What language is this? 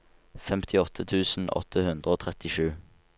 Norwegian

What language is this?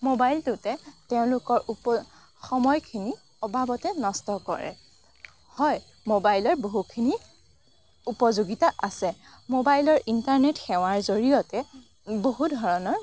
Assamese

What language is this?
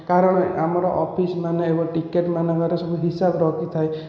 Odia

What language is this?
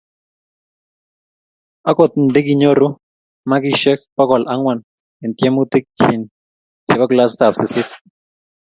Kalenjin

